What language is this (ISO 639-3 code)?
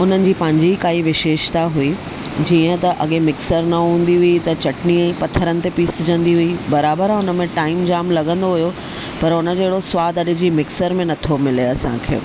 snd